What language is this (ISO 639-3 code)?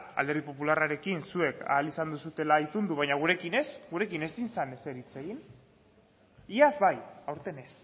eus